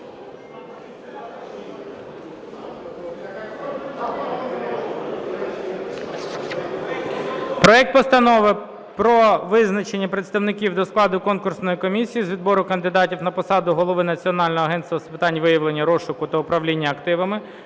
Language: Ukrainian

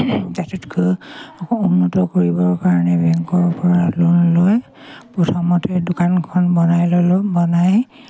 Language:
Assamese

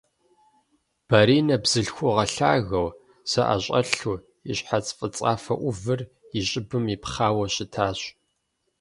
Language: Kabardian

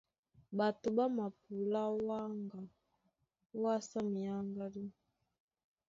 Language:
Duala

